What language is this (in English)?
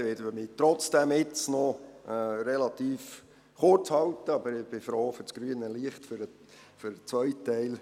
Swiss German